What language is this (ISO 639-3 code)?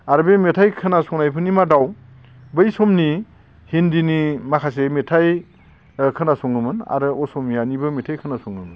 brx